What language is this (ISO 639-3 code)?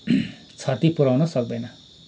nep